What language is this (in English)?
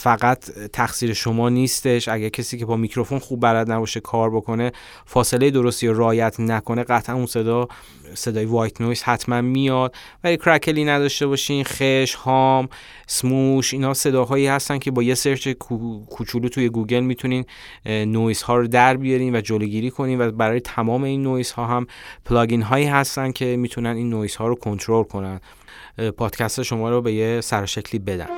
Persian